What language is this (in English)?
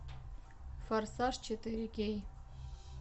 Russian